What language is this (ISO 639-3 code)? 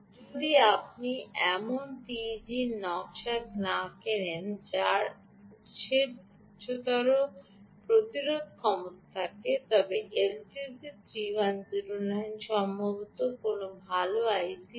ben